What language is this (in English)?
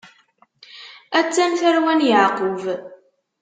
Kabyle